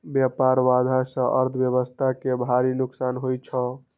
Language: Maithili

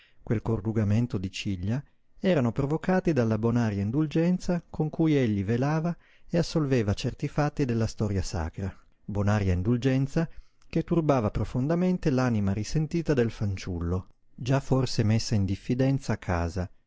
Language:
Italian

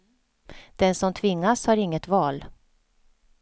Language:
Swedish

